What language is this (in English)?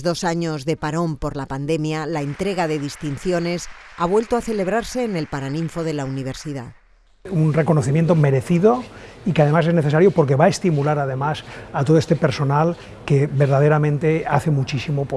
Spanish